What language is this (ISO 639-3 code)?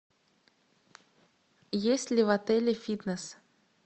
rus